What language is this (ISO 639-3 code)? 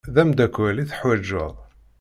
kab